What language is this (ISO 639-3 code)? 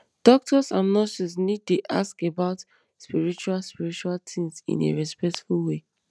pcm